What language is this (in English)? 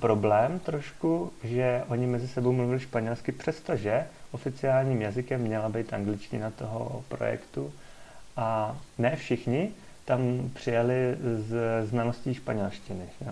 Czech